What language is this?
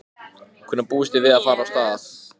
Icelandic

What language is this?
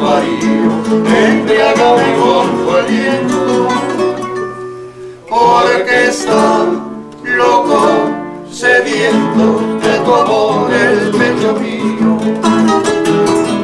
Romanian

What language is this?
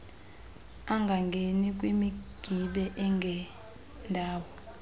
Xhosa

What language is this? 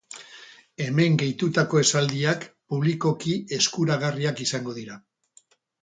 Basque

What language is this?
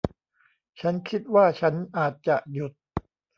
Thai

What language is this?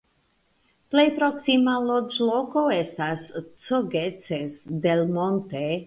Esperanto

